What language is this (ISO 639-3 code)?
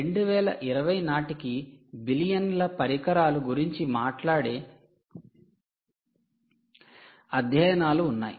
tel